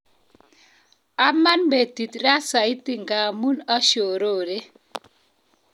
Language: Kalenjin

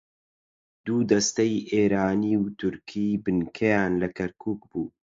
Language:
Central Kurdish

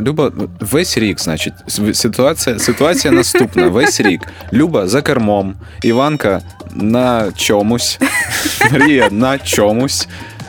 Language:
Ukrainian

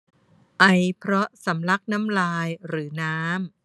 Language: Thai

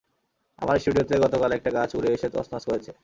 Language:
Bangla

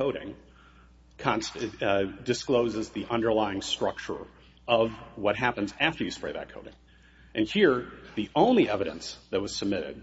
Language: English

